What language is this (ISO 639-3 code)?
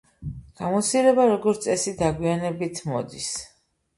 kat